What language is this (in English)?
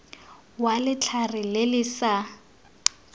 Tswana